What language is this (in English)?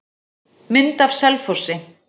Icelandic